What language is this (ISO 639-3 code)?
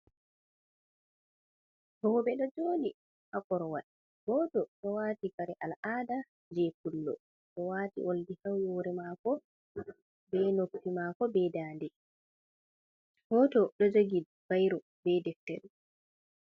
ful